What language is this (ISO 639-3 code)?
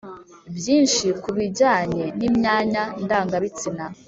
kin